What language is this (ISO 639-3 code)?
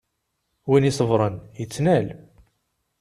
kab